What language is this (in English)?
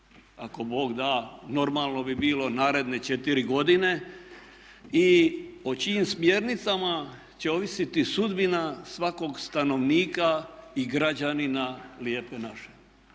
Croatian